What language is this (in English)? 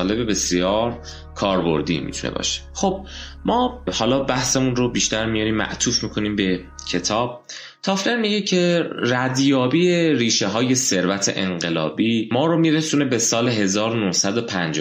Persian